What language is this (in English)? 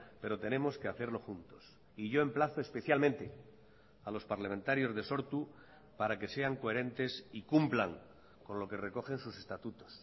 Spanish